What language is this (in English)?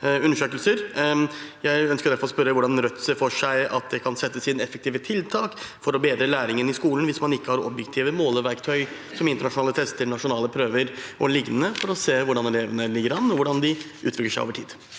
Norwegian